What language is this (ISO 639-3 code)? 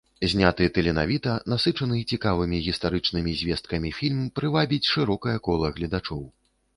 bel